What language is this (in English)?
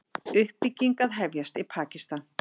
Icelandic